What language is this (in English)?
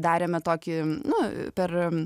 Lithuanian